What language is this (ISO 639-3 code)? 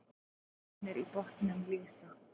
isl